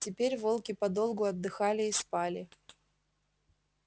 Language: Russian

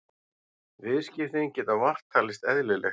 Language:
Icelandic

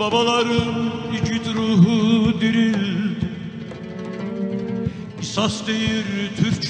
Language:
Turkish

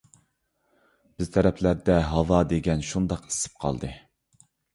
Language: Uyghur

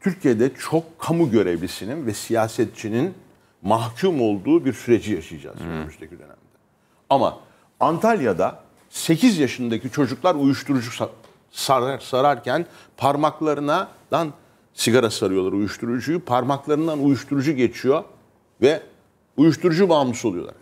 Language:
Turkish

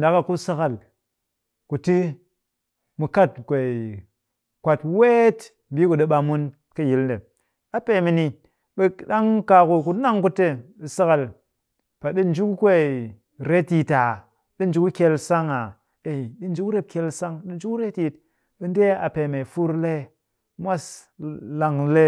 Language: Cakfem-Mushere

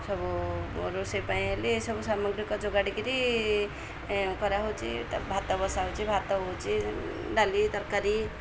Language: Odia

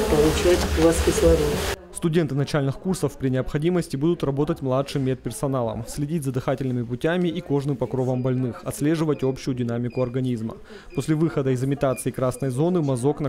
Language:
Russian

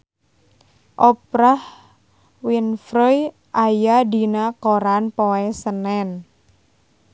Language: Sundanese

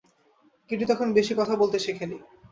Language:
Bangla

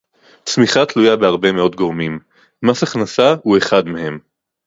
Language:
Hebrew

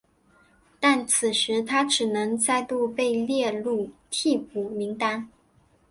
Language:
Chinese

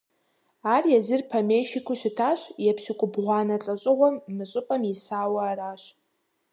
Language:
Kabardian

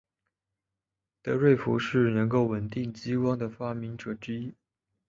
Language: Chinese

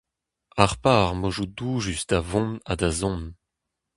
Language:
Breton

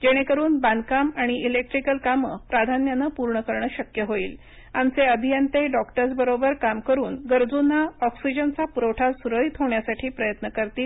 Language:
Marathi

